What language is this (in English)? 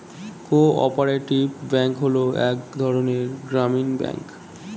Bangla